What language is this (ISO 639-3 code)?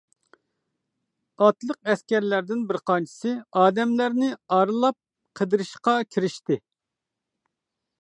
uig